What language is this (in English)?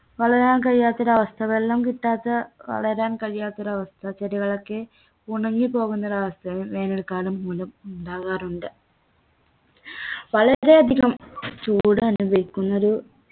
Malayalam